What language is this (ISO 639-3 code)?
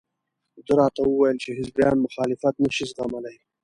pus